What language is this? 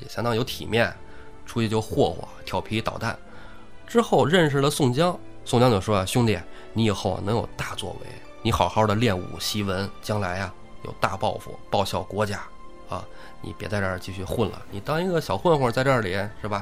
Chinese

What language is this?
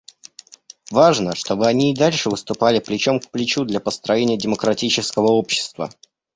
Russian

